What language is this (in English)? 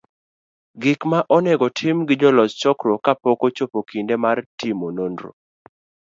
Luo (Kenya and Tanzania)